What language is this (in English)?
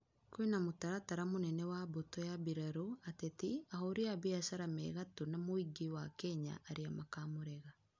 Kikuyu